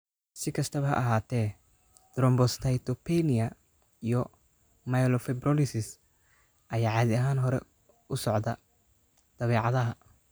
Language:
Somali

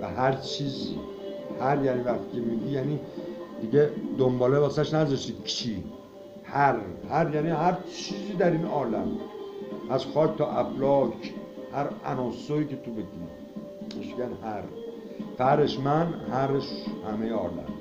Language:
Persian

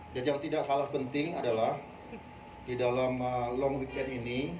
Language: Indonesian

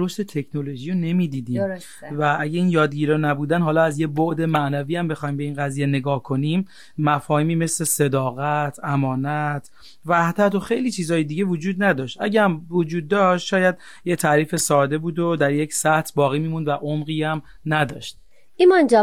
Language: Persian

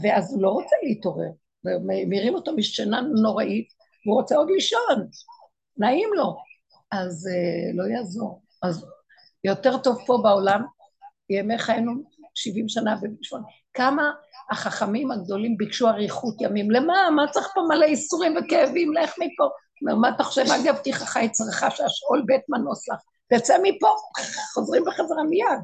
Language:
Hebrew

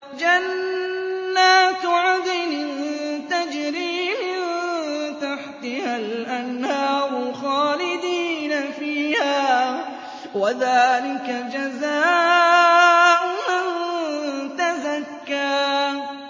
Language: Arabic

